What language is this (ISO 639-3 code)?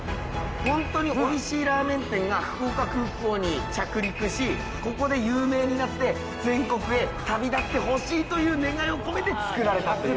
jpn